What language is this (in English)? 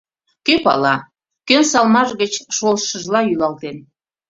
Mari